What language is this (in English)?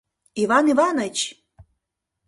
Mari